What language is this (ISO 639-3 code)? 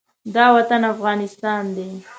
pus